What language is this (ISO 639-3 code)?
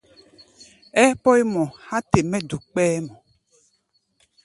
gba